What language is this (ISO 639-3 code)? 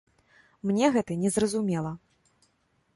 bel